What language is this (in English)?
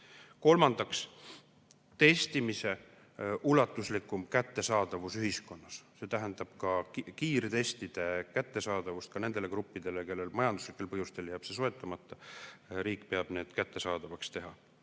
Estonian